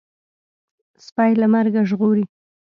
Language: Pashto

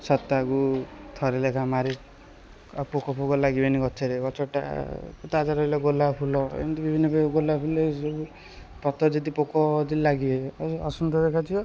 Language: Odia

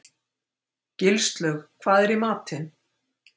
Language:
Icelandic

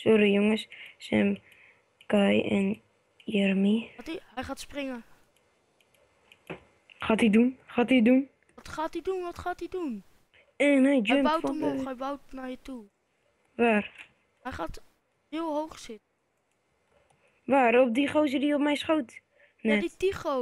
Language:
Dutch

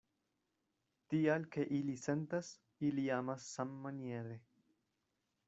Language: Esperanto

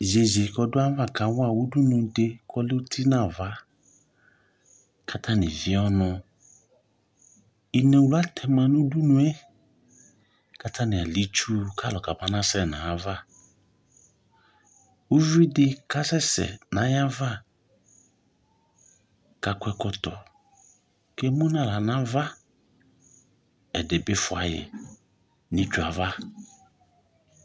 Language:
Ikposo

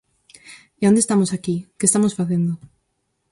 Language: Galician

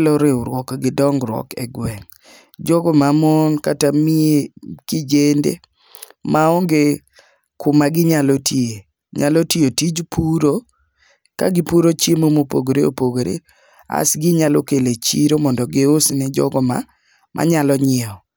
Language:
Luo (Kenya and Tanzania)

